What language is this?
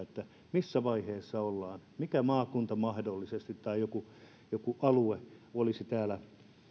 Finnish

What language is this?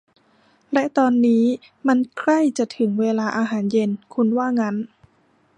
Thai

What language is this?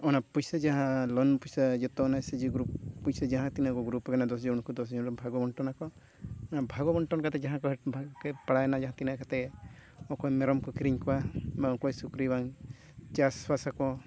Santali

